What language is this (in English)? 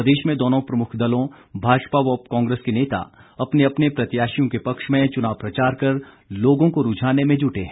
Hindi